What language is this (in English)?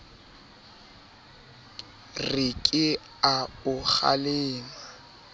Southern Sotho